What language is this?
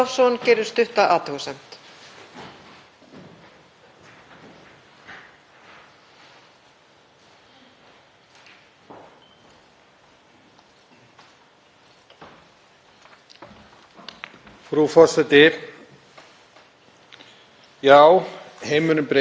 Icelandic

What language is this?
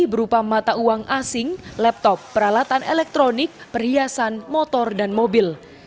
Indonesian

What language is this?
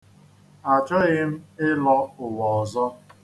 Igbo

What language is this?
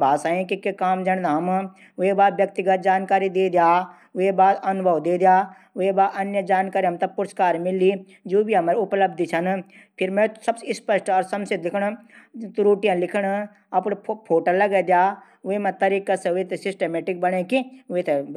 Garhwali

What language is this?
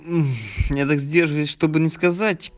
Russian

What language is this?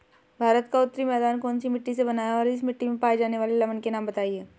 Hindi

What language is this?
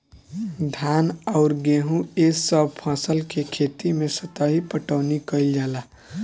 Bhojpuri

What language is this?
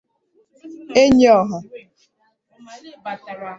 Igbo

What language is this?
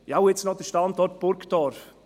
Swiss German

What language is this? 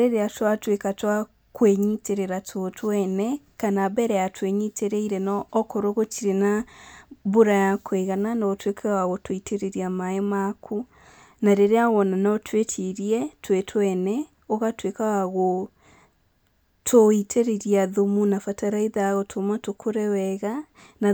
Kikuyu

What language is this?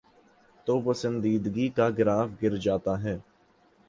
Urdu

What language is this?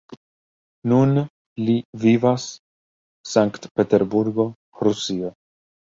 Esperanto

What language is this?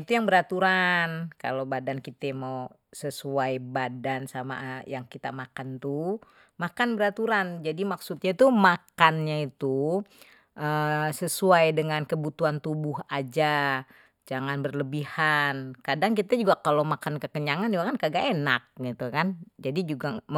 Betawi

